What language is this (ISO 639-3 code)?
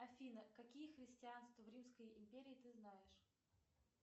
rus